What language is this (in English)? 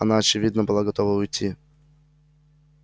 Russian